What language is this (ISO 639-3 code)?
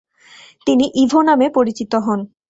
ben